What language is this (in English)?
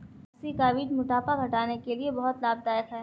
Hindi